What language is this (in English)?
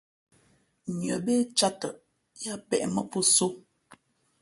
Fe'fe'